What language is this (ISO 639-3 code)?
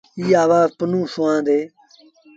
sbn